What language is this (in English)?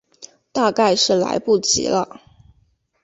Chinese